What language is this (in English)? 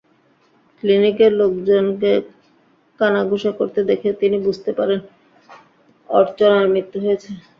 Bangla